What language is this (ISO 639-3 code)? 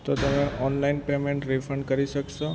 guj